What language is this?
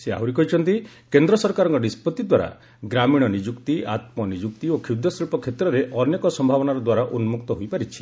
Odia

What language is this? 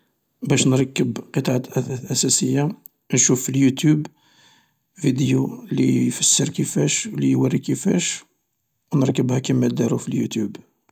Algerian Arabic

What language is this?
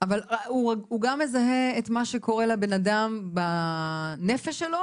Hebrew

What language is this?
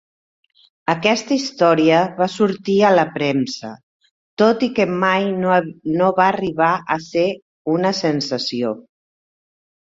Catalan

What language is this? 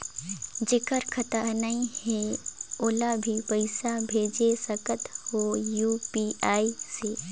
Chhattisgarhi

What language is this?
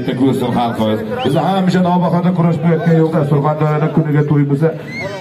Turkish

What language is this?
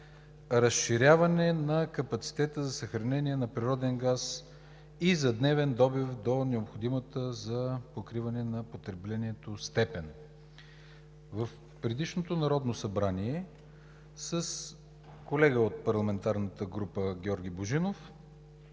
Bulgarian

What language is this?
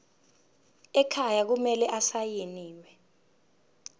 Zulu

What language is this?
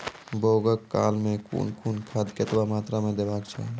Maithili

